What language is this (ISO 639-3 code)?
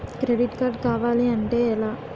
tel